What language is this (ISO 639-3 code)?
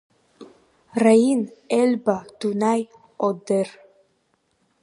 abk